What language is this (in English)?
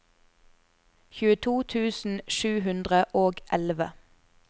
Norwegian